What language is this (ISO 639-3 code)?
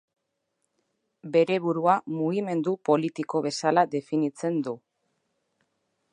eus